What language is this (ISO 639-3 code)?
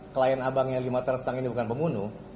ind